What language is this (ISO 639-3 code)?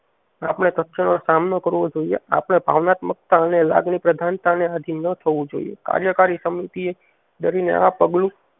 guj